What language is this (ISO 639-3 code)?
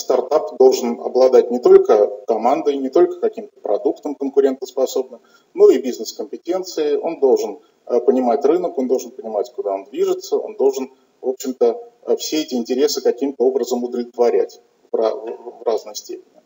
rus